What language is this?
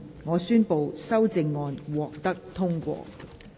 Cantonese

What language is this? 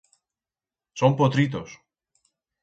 Aragonese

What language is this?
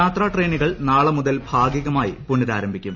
Malayalam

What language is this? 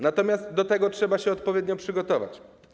Polish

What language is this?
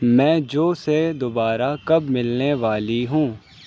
Urdu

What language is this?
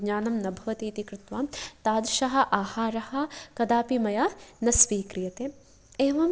Sanskrit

